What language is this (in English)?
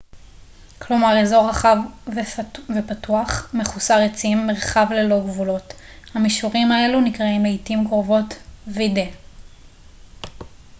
Hebrew